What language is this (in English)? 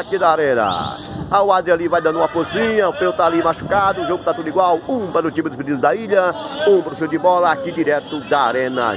Portuguese